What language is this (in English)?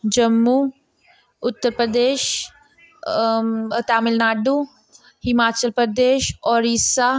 Dogri